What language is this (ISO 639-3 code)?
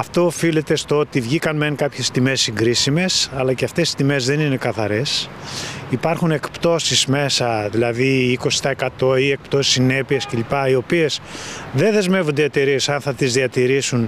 ell